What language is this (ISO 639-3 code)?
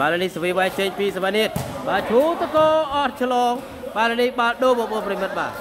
tha